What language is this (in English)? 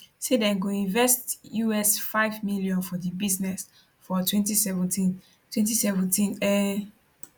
Nigerian Pidgin